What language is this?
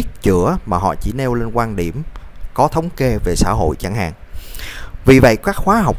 Vietnamese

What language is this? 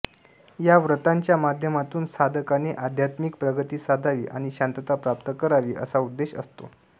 Marathi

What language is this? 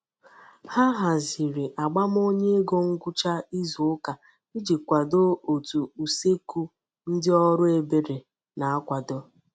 Igbo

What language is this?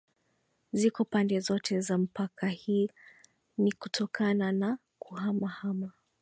Swahili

